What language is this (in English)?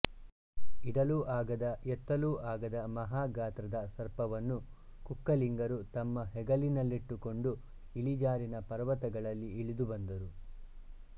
Kannada